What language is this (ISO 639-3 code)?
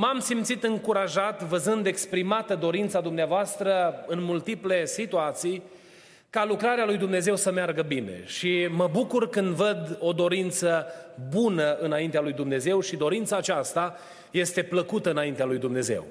ron